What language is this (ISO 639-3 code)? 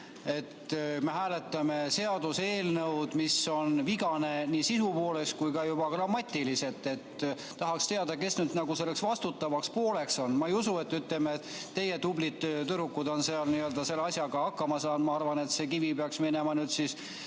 est